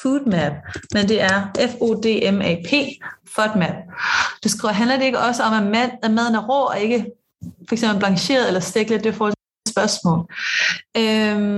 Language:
Danish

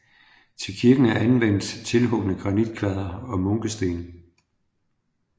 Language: Danish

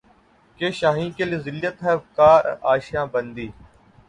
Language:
Urdu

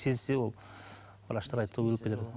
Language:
Kazakh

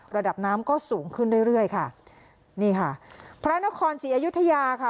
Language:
Thai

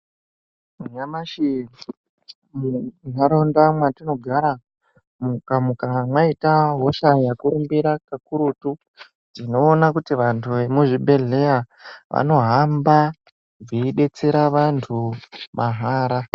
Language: Ndau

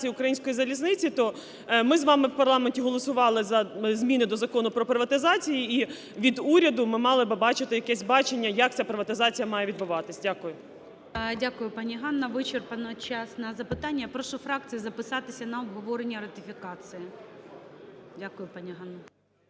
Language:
Ukrainian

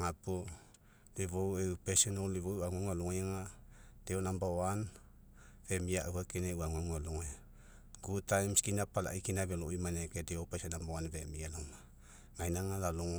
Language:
Mekeo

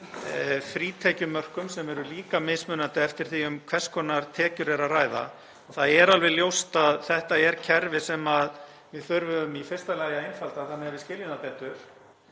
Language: Icelandic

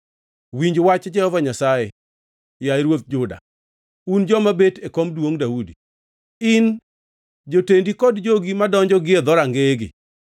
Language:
Luo (Kenya and Tanzania)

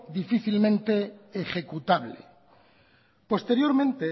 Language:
Spanish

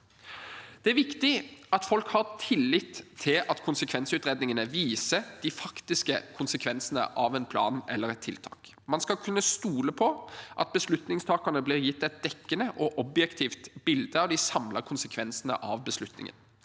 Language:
Norwegian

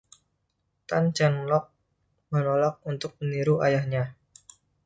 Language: Indonesian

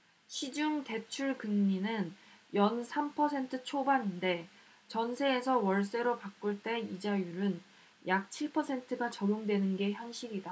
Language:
Korean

